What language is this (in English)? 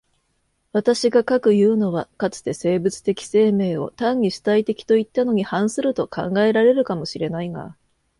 Japanese